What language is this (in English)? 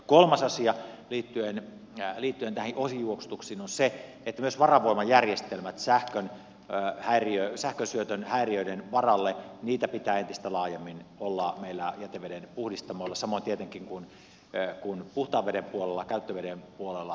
Finnish